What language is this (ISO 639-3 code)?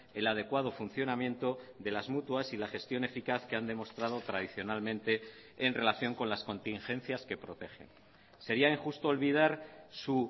spa